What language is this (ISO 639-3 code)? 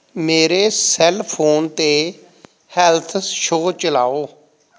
pan